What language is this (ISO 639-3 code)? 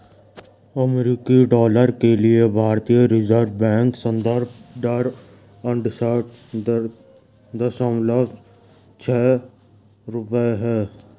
hin